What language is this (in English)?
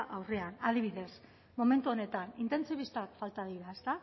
Basque